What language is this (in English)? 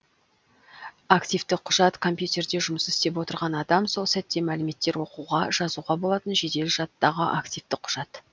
Kazakh